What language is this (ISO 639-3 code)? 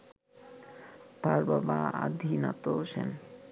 ben